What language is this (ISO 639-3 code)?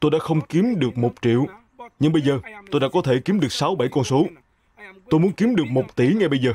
vie